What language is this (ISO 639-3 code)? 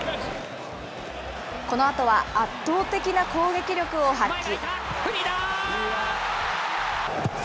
jpn